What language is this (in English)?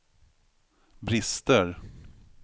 Swedish